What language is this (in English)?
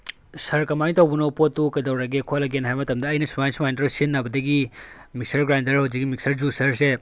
Manipuri